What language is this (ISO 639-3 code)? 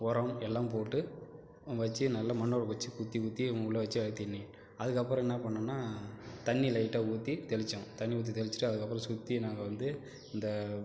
tam